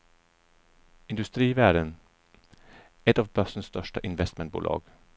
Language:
Swedish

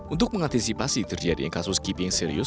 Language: Indonesian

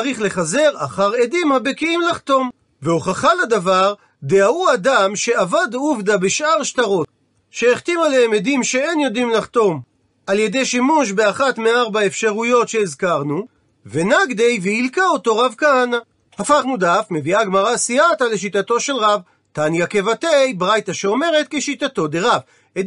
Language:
Hebrew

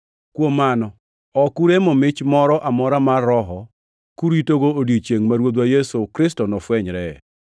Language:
Luo (Kenya and Tanzania)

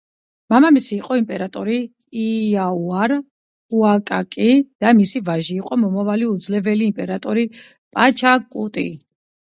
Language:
Georgian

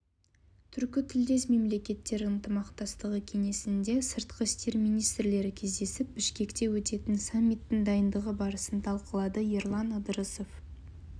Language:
Kazakh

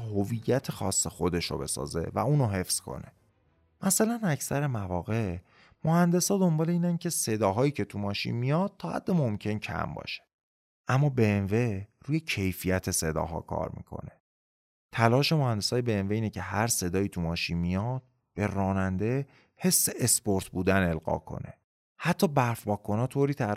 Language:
Persian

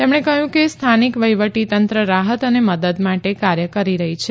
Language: Gujarati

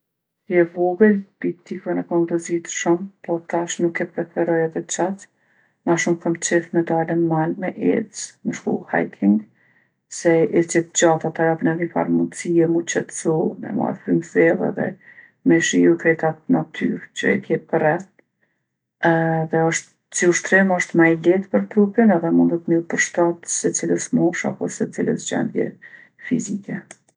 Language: Gheg Albanian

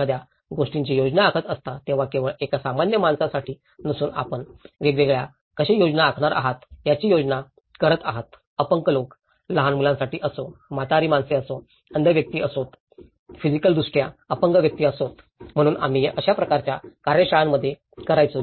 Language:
Marathi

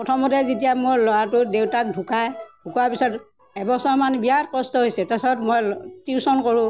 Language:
Assamese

